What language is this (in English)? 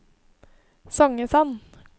Norwegian